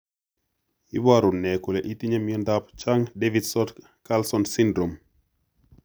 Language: Kalenjin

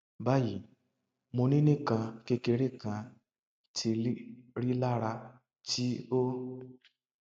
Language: Yoruba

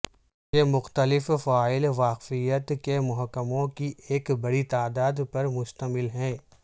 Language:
Urdu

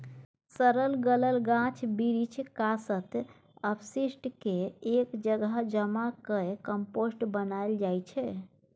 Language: Maithili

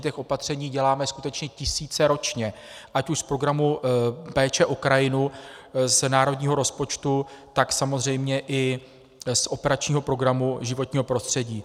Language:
Czech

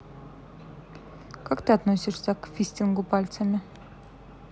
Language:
Russian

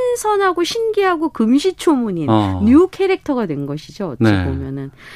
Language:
Korean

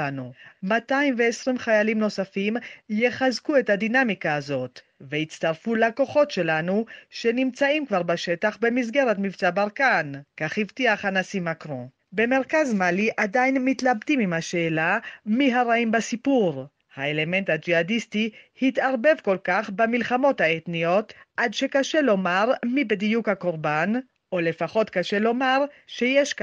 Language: Hebrew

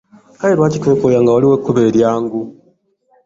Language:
Ganda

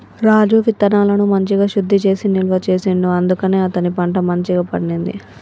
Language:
Telugu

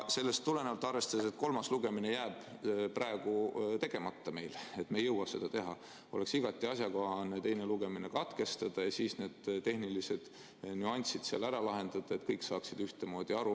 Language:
Estonian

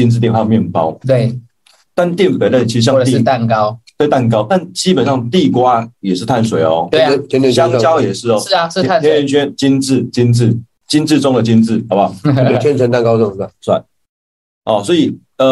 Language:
Chinese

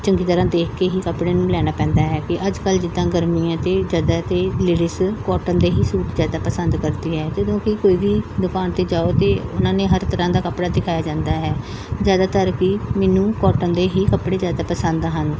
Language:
Punjabi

